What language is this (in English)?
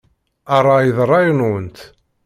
Kabyle